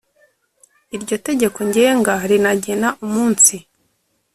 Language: Kinyarwanda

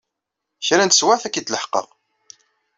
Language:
Kabyle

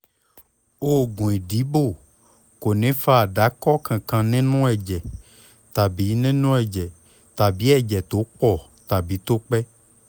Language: Yoruba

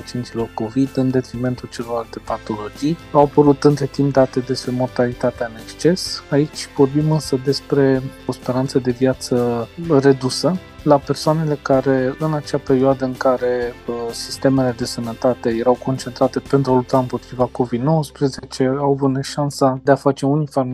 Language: Romanian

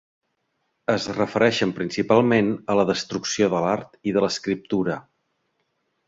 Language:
Catalan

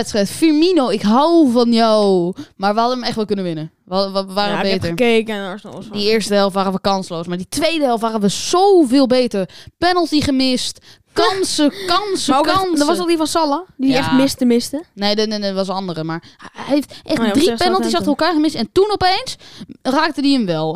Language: Dutch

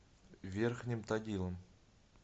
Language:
Russian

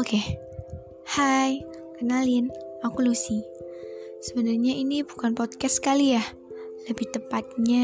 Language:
Indonesian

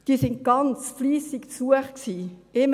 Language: Swiss German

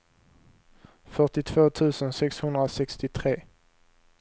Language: Swedish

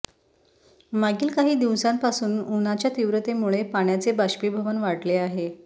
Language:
Marathi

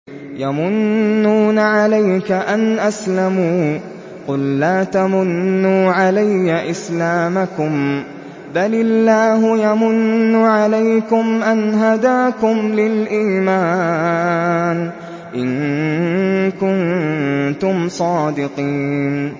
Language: Arabic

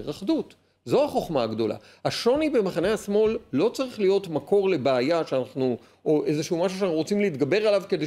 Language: Hebrew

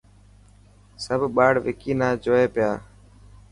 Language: Dhatki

